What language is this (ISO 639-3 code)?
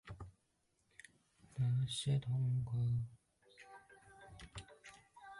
zho